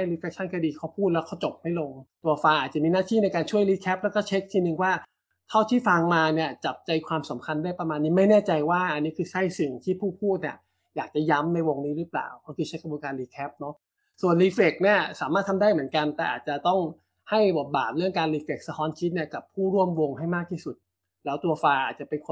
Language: Thai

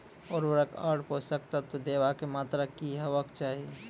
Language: Maithili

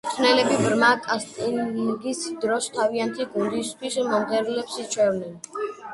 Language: Georgian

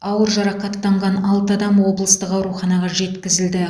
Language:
Kazakh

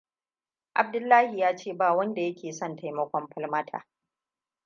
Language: Hausa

